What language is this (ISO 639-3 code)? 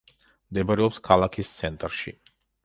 kat